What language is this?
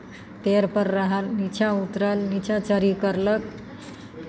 Maithili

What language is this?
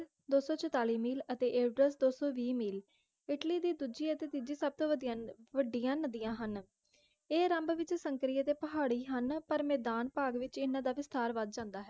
Punjabi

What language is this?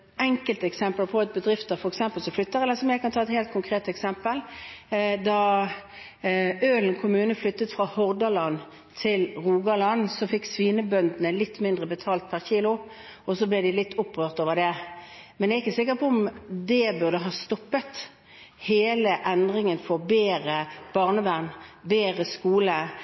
Norwegian Bokmål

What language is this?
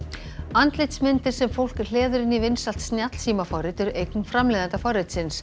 Icelandic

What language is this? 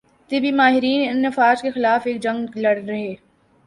Urdu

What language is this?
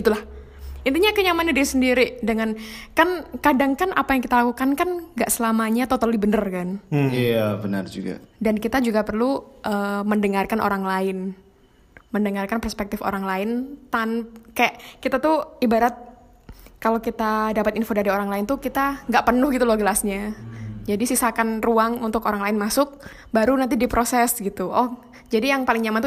Indonesian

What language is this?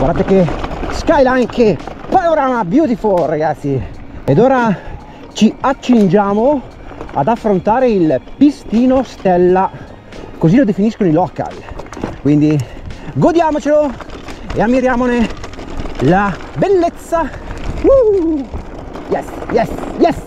Italian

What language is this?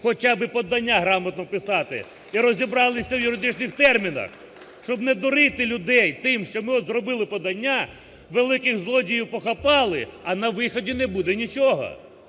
Ukrainian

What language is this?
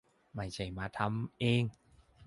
Thai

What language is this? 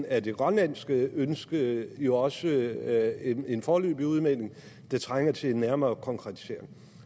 Danish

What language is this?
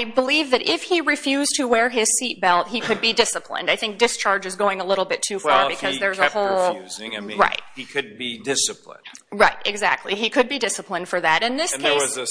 English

